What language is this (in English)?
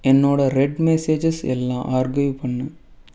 Tamil